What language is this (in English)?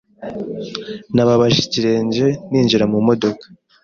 Kinyarwanda